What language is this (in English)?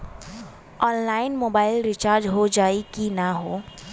Bhojpuri